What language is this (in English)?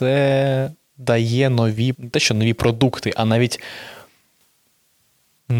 Ukrainian